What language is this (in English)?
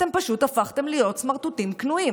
Hebrew